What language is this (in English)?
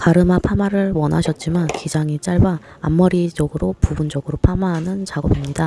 Korean